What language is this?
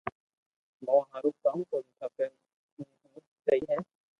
Loarki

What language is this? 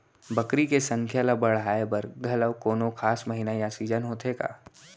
Chhattisgarhi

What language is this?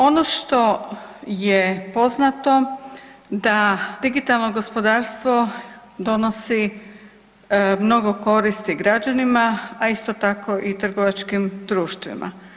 Croatian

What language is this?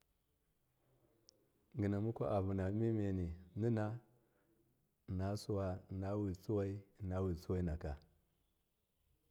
Miya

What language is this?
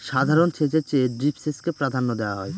Bangla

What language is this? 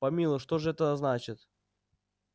Russian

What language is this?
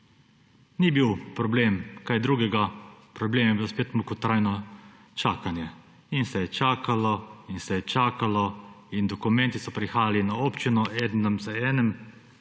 Slovenian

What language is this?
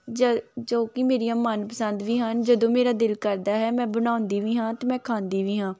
Punjabi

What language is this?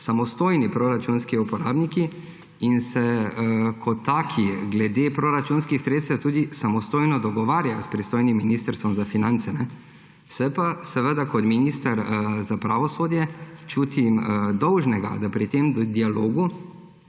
Slovenian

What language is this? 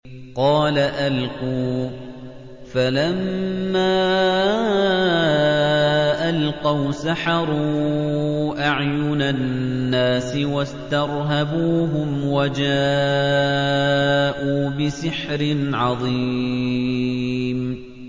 Arabic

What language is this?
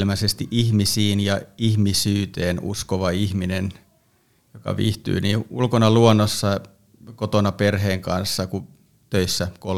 Finnish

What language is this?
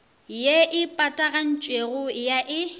Northern Sotho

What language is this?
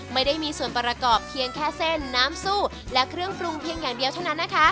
Thai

